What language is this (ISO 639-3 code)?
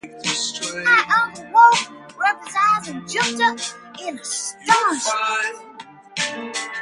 eng